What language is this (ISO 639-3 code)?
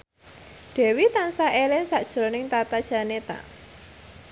jav